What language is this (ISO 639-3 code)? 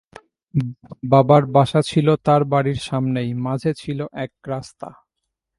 ben